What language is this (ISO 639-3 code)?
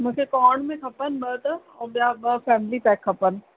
snd